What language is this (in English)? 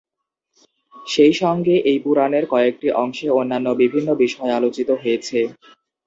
Bangla